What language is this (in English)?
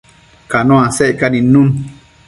Matsés